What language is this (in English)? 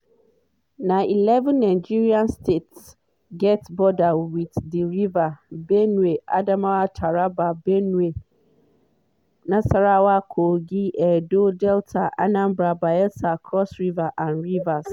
Nigerian Pidgin